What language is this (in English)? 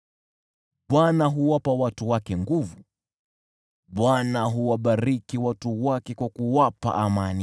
Swahili